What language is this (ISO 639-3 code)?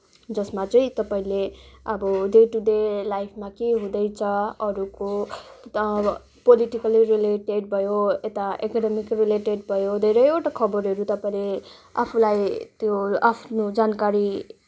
nep